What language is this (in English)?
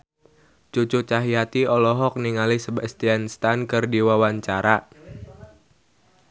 Sundanese